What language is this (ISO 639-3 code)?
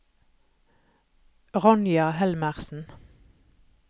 nor